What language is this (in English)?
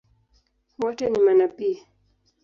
Swahili